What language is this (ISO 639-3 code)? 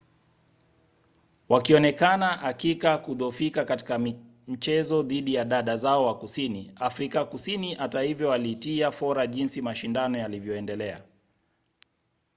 swa